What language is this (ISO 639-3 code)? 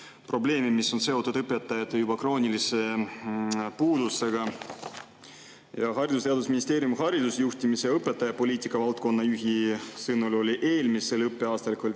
est